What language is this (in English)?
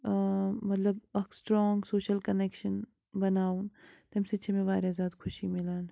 Kashmiri